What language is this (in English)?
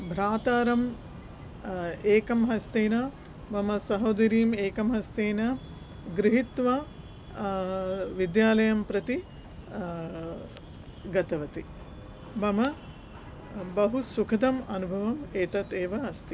Sanskrit